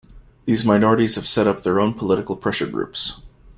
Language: English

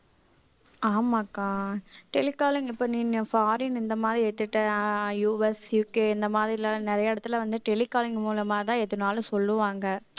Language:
Tamil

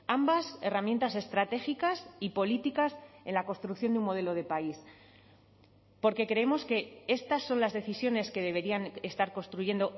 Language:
Spanish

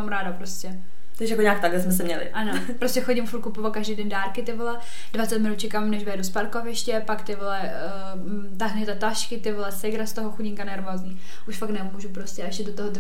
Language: Czech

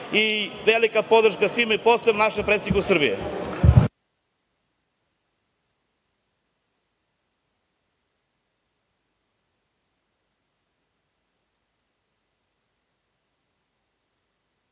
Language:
Serbian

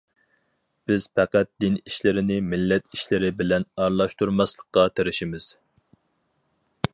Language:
Uyghur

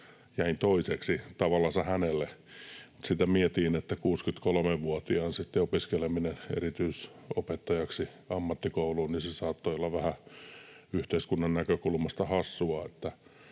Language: Finnish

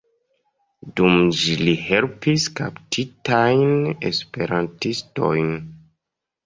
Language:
Esperanto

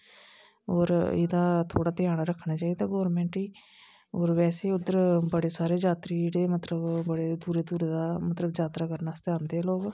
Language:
Dogri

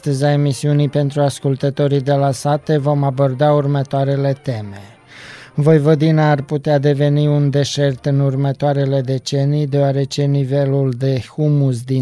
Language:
Romanian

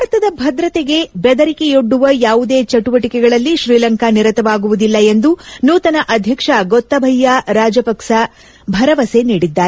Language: Kannada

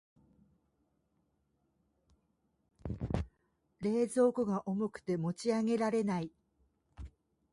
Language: Japanese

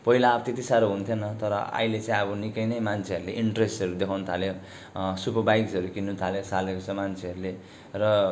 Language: Nepali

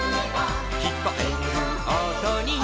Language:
Japanese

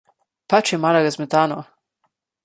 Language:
Slovenian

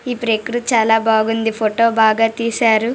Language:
Telugu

